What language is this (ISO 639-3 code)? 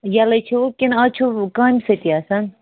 kas